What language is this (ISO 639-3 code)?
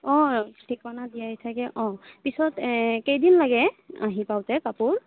asm